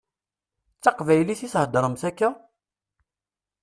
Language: Kabyle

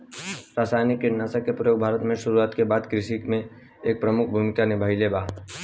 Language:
Bhojpuri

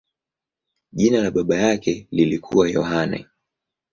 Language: Swahili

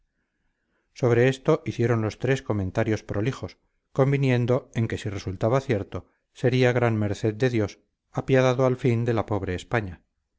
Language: Spanish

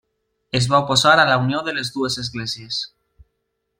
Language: Catalan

